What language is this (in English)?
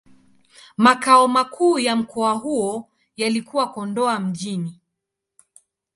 Swahili